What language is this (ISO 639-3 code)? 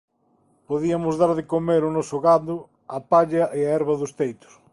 glg